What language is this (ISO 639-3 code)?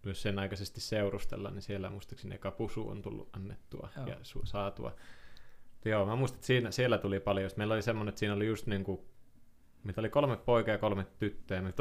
fin